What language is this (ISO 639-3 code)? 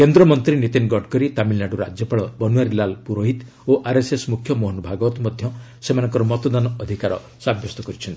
ori